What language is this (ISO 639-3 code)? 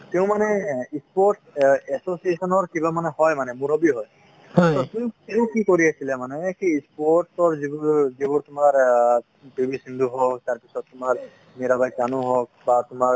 asm